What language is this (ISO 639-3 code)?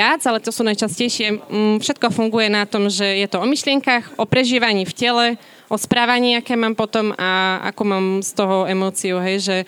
slk